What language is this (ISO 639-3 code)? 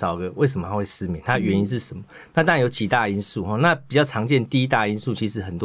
zho